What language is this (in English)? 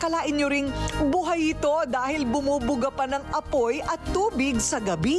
Filipino